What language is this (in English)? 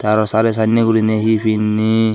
Chakma